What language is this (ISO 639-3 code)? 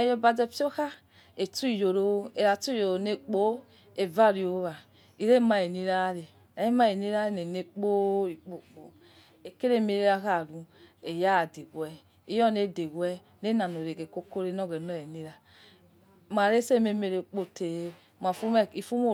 ets